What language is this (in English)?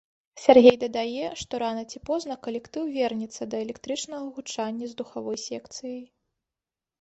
Belarusian